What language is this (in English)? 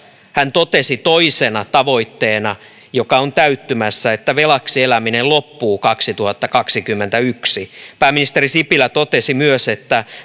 Finnish